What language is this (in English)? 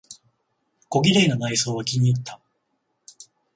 Japanese